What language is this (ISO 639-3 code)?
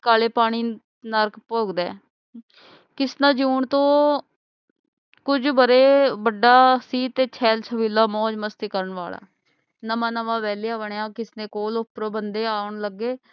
pan